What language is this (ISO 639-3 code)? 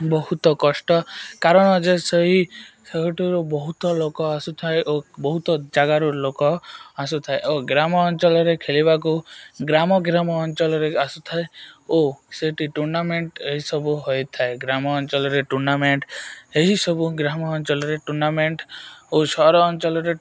ori